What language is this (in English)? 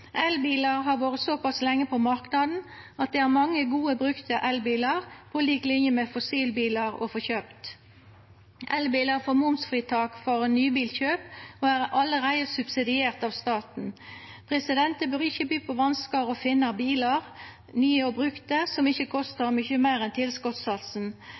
Norwegian Nynorsk